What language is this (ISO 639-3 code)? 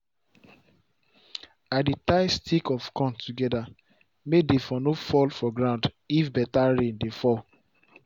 pcm